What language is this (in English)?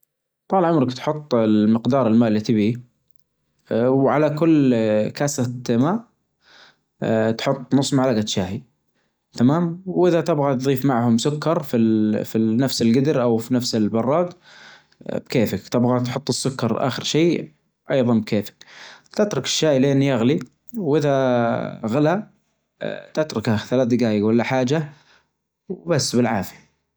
Najdi Arabic